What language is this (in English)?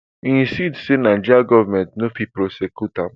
Nigerian Pidgin